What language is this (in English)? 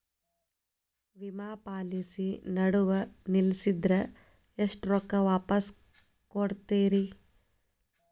Kannada